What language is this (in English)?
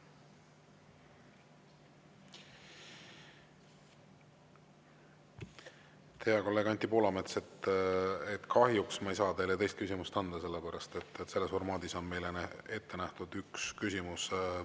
Estonian